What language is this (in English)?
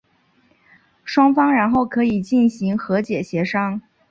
Chinese